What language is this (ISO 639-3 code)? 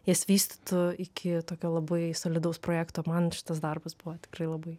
lit